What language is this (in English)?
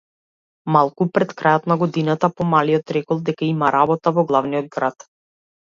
Macedonian